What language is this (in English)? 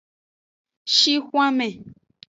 Aja (Benin)